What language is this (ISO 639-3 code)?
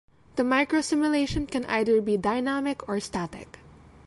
eng